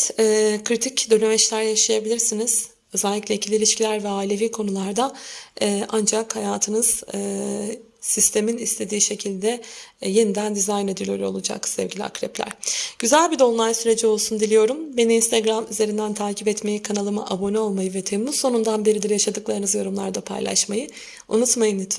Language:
Turkish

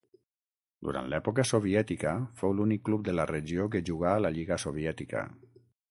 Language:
Catalan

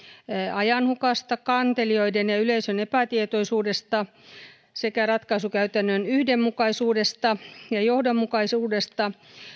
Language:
Finnish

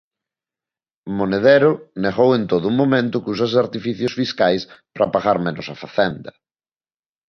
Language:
Galician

